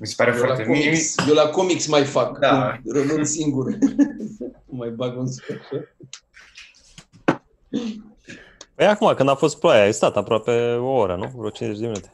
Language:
Romanian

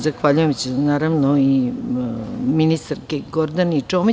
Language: Serbian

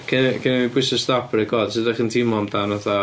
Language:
Welsh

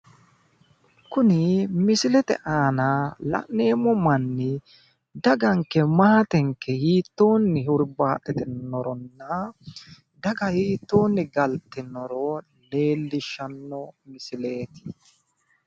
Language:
Sidamo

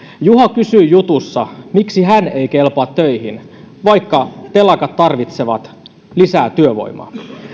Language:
Finnish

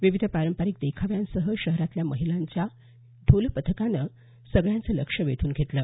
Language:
Marathi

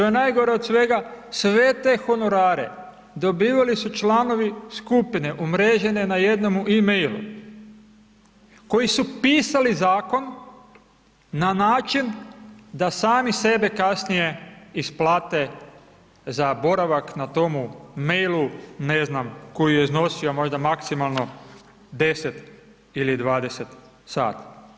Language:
Croatian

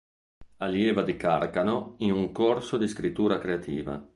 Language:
Italian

